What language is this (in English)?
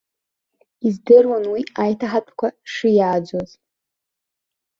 Abkhazian